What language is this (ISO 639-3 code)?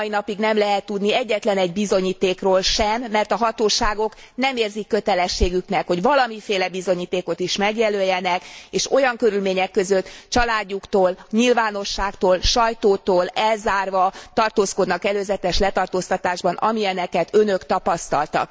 hun